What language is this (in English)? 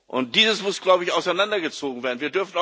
German